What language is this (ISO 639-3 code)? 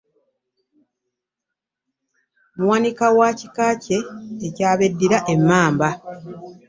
lug